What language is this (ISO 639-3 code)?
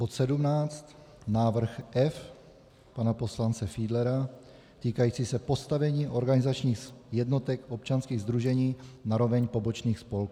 ces